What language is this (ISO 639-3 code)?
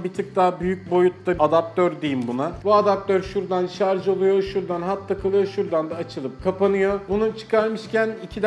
tur